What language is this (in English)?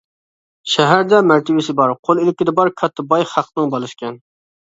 Uyghur